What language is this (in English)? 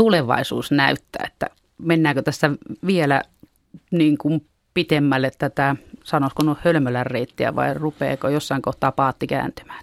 Finnish